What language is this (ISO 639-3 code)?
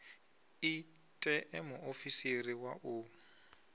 ven